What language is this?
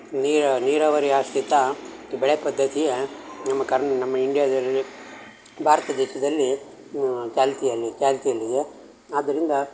Kannada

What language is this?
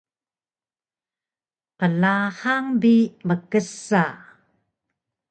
Taroko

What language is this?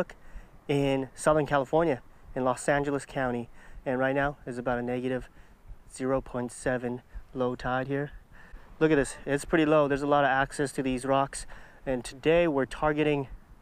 English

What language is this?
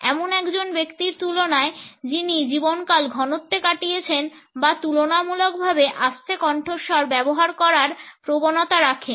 Bangla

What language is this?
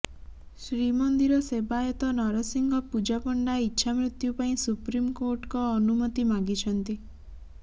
Odia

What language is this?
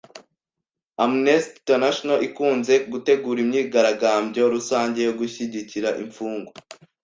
Kinyarwanda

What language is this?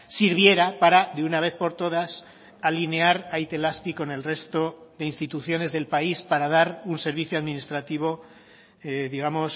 Spanish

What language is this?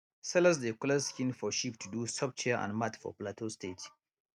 Nigerian Pidgin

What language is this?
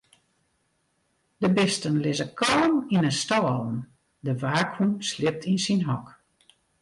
Western Frisian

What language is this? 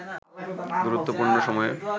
Bangla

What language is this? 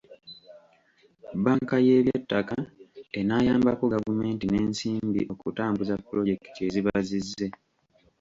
Ganda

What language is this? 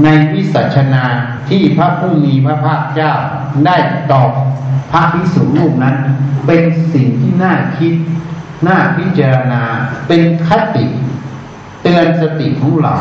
Thai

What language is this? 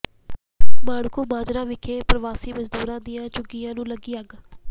Punjabi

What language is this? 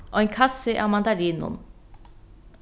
Faroese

